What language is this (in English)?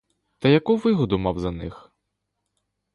Ukrainian